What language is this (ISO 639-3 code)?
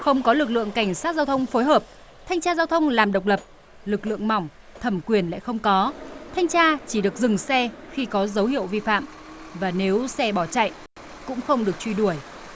vie